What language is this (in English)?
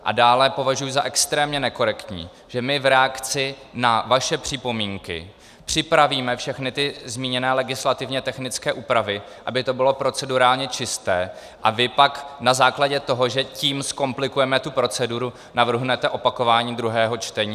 Czech